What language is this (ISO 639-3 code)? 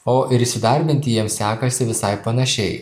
lit